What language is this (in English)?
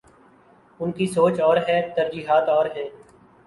Urdu